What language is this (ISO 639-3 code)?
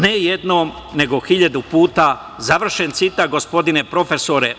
srp